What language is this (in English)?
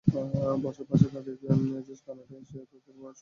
Bangla